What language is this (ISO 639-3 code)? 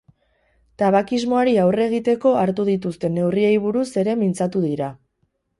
eus